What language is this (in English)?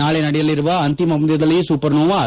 Kannada